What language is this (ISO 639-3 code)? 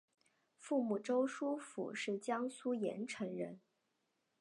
zho